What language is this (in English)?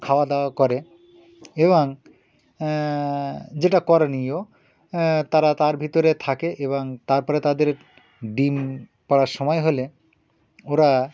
Bangla